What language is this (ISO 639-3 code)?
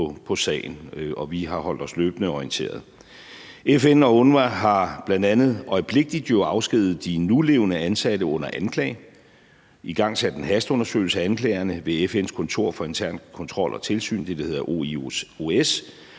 dan